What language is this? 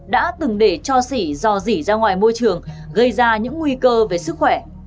Vietnamese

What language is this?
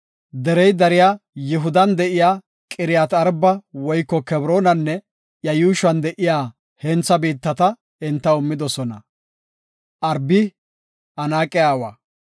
Gofa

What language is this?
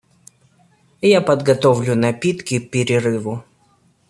Russian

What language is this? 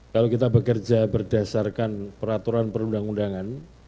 Indonesian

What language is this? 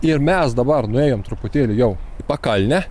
Lithuanian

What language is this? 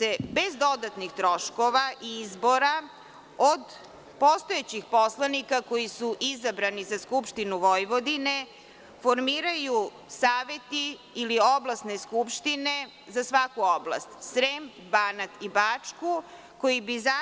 Serbian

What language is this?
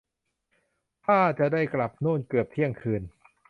Thai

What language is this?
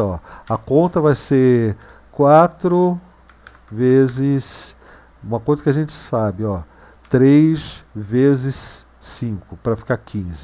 Portuguese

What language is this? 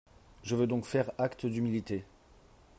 French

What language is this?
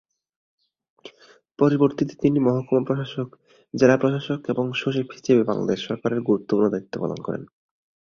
Bangla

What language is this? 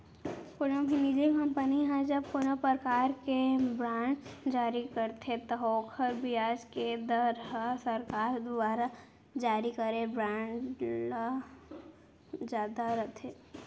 Chhattisgarhi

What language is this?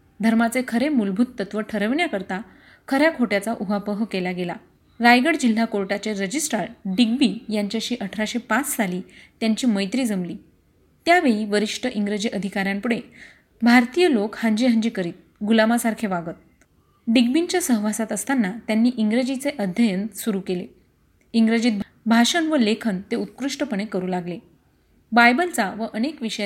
Marathi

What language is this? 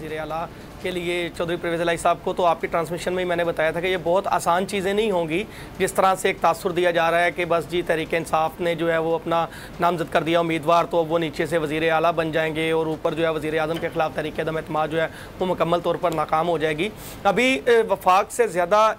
Hindi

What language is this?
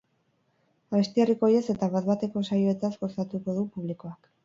Basque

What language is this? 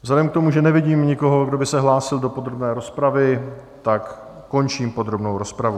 Czech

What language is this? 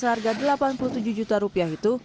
Indonesian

